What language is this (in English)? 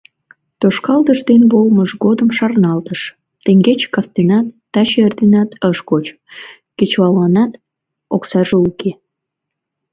Mari